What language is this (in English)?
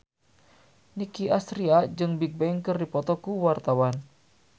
Sundanese